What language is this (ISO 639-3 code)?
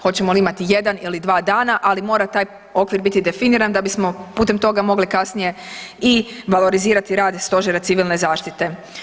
hrv